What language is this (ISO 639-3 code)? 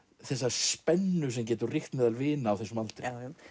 isl